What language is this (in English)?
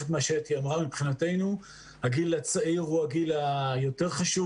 Hebrew